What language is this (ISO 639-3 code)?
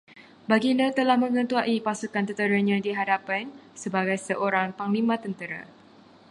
msa